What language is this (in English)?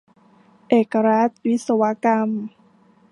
Thai